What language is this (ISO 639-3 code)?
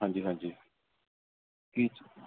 pan